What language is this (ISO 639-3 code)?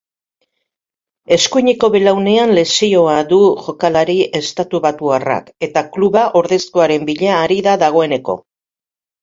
eus